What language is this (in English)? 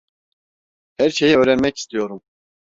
Turkish